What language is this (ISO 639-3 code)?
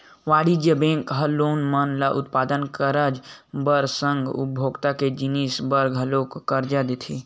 hne